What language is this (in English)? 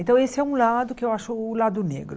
Portuguese